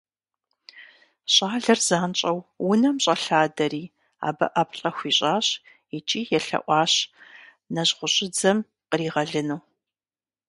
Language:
Kabardian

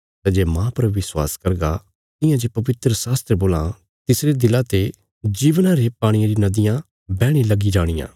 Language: Bilaspuri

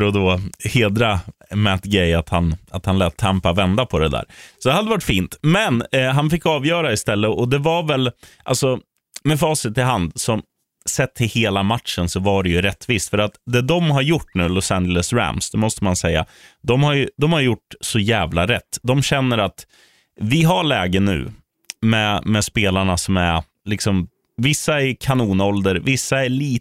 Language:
Swedish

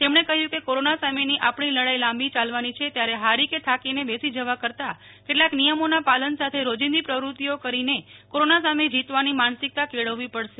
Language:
Gujarati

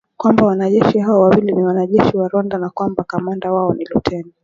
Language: Swahili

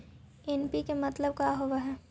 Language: Magahi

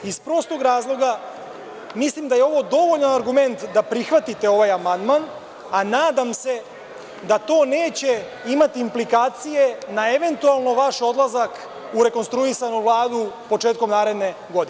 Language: Serbian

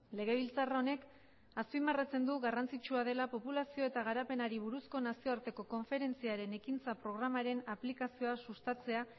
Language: Basque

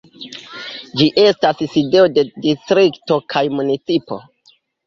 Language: Esperanto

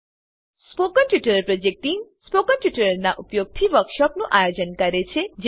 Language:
Gujarati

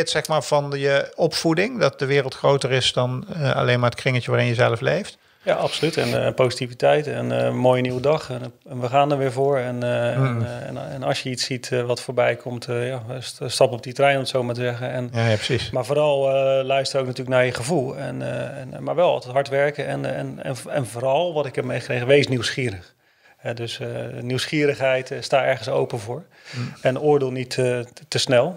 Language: Dutch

